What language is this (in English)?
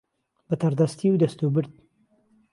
Central Kurdish